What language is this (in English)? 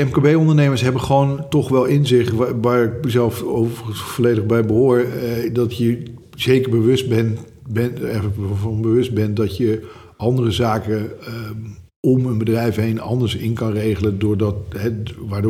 Dutch